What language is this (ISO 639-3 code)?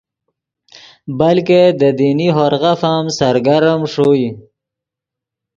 ydg